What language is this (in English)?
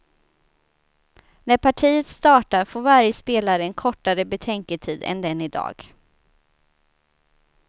Swedish